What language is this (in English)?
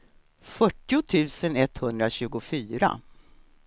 Swedish